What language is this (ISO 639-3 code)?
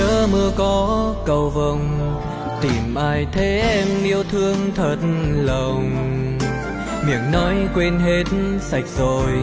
vie